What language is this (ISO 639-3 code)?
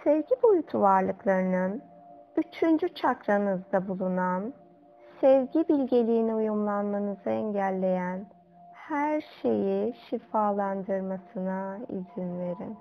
tur